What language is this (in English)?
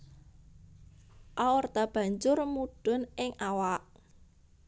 Javanese